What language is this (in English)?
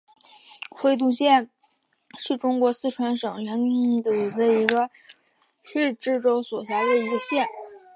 Chinese